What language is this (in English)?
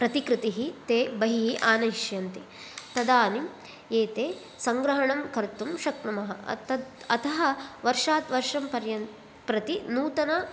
Sanskrit